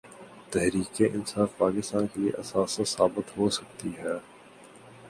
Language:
Urdu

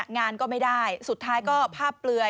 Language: Thai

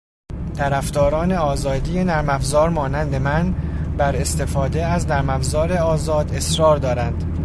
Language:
Persian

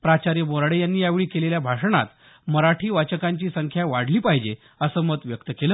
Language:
Marathi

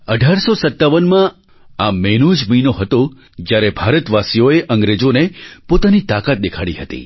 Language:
Gujarati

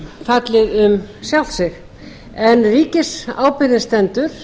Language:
Icelandic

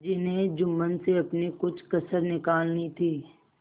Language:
Hindi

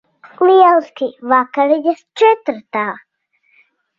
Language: Latvian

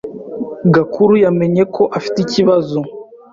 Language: Kinyarwanda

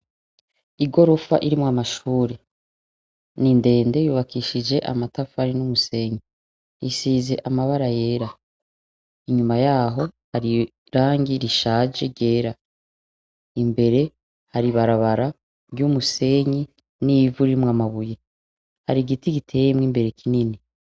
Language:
Rundi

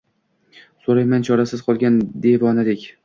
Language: Uzbek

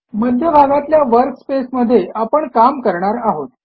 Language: Marathi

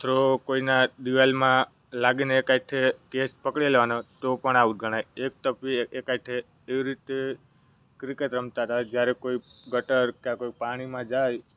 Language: Gujarati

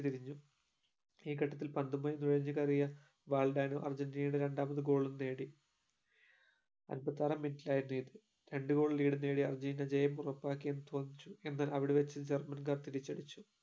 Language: Malayalam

